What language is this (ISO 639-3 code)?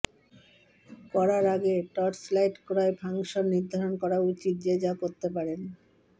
ben